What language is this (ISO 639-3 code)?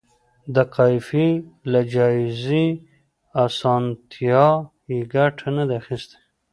pus